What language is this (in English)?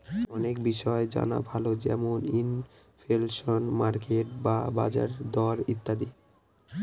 Bangla